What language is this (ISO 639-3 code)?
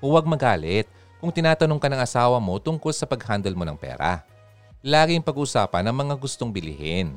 fil